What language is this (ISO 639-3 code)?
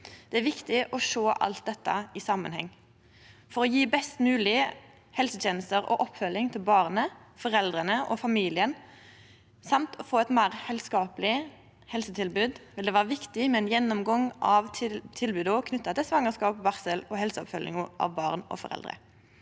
nor